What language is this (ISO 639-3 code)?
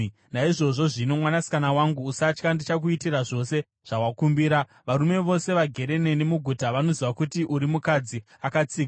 sna